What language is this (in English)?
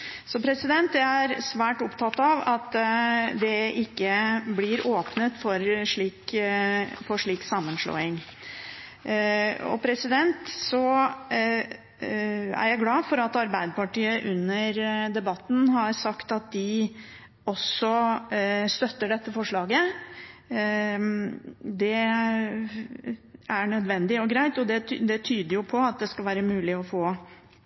Norwegian Bokmål